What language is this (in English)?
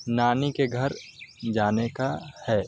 Urdu